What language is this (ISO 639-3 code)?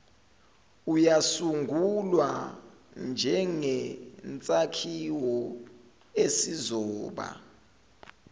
zul